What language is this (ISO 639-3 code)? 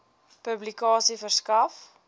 afr